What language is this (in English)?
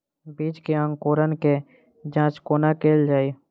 Maithili